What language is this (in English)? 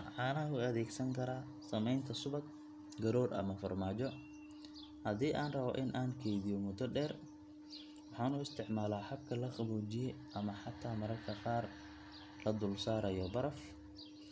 Somali